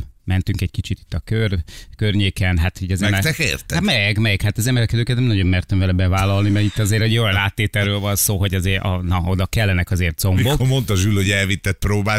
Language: Hungarian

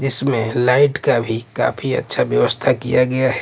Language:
Hindi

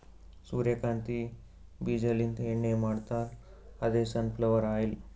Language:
Kannada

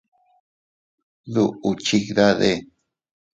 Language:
Teutila Cuicatec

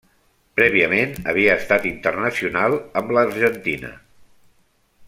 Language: Catalan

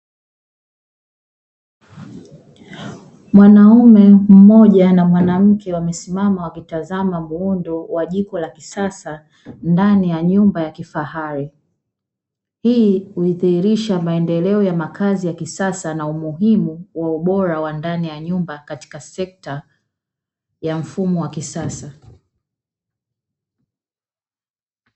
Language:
Swahili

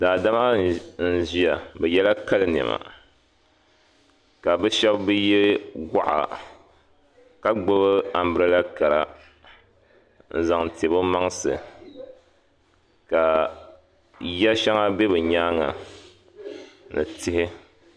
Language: Dagbani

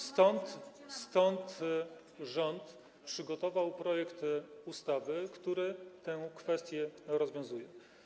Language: Polish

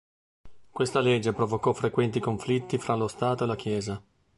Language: Italian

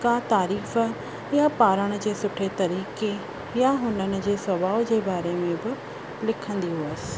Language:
Sindhi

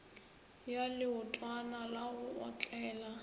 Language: Northern Sotho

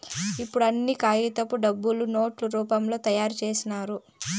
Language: Telugu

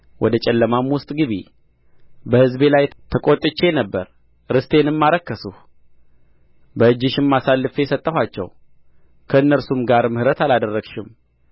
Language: Amharic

